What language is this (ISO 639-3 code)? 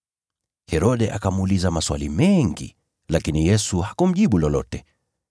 swa